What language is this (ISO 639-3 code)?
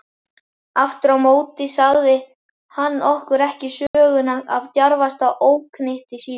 isl